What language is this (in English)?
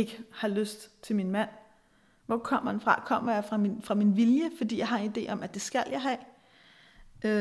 Danish